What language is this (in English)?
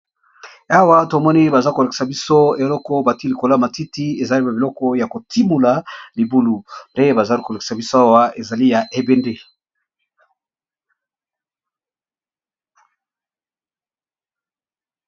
Lingala